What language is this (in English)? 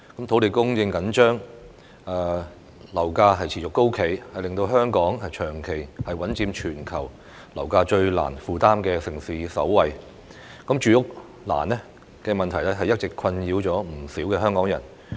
Cantonese